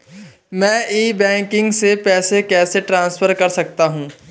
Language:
Hindi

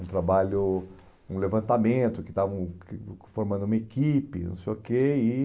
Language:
Portuguese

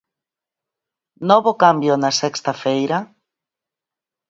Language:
Galician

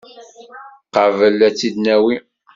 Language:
Kabyle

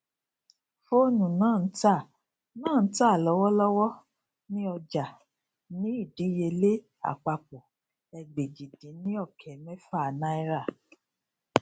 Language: Yoruba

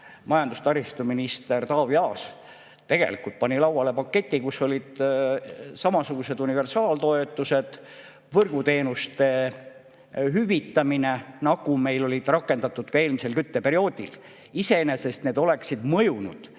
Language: Estonian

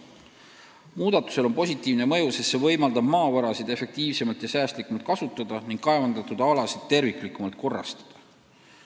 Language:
Estonian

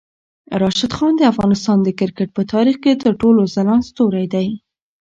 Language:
Pashto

